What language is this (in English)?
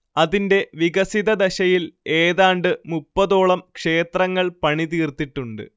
Malayalam